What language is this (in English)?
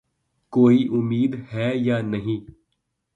Urdu